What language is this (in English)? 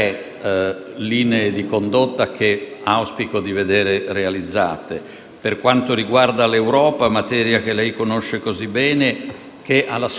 Italian